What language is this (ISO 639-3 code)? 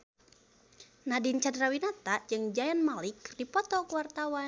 sun